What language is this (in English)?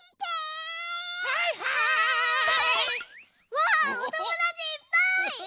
Japanese